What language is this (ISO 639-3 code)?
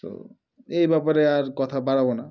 ben